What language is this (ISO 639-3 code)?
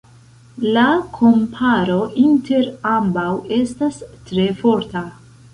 epo